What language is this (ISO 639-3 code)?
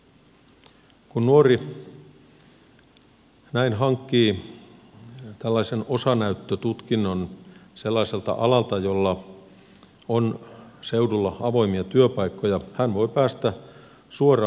fin